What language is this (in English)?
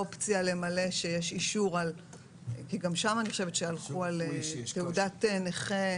Hebrew